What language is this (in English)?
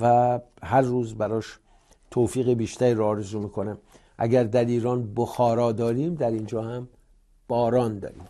Persian